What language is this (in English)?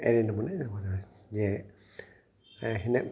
Sindhi